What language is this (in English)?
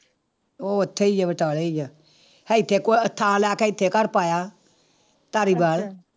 Punjabi